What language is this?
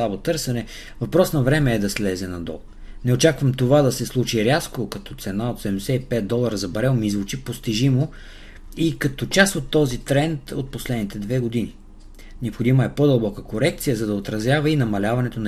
Bulgarian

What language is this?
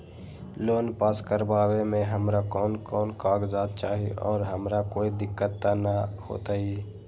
Magahi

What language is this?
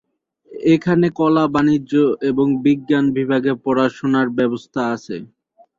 Bangla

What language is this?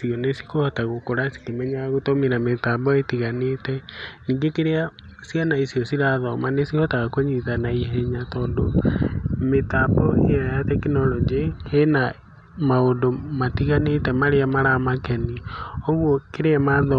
Kikuyu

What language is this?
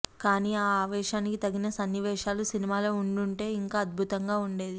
Telugu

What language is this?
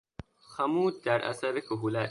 Persian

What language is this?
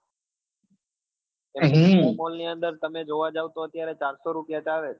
Gujarati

